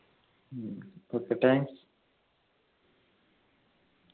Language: Malayalam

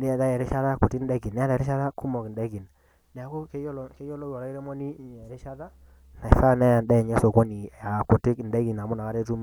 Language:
Masai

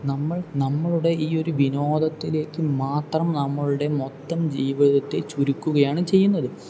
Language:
Malayalam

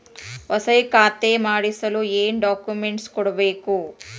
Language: Kannada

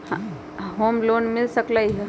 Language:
Magahi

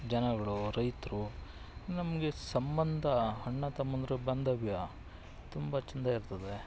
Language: Kannada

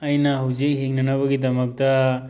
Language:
Manipuri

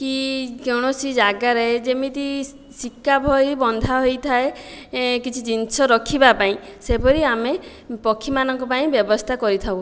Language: Odia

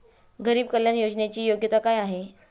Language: Marathi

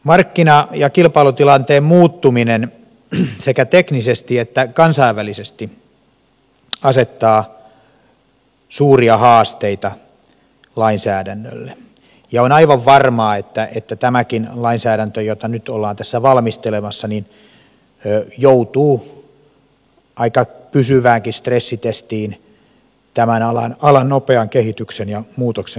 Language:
Finnish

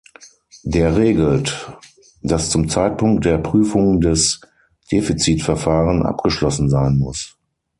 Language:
German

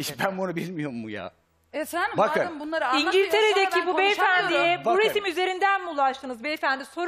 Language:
Turkish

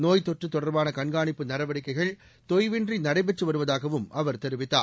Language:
Tamil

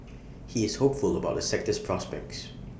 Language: English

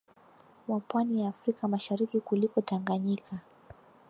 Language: Swahili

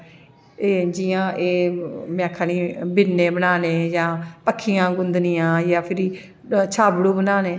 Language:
Dogri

